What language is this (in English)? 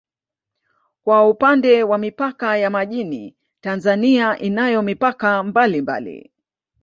Swahili